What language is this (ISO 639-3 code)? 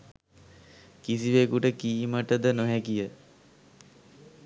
sin